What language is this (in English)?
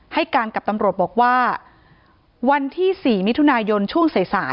Thai